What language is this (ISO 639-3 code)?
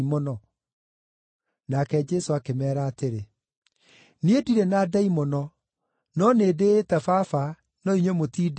kik